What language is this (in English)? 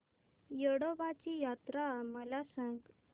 Marathi